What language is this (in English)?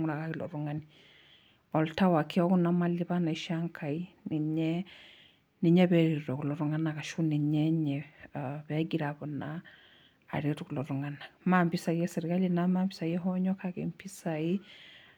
Masai